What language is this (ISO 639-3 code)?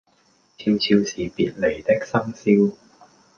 yue